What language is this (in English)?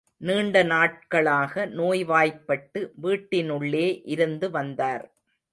Tamil